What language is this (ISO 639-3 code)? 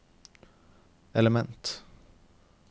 nor